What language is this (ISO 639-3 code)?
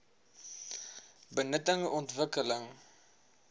afr